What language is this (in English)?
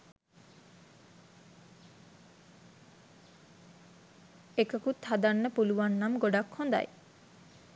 Sinhala